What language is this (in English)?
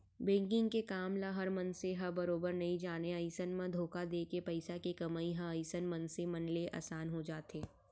Chhattisgarhi